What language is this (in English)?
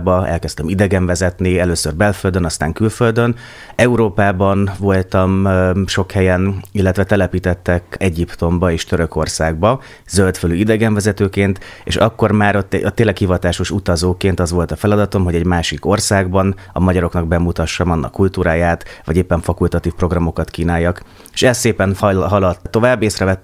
Hungarian